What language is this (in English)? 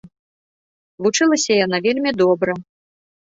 Belarusian